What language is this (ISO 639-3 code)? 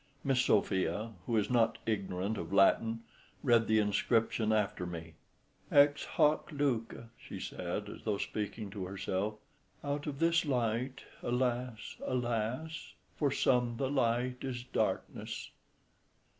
eng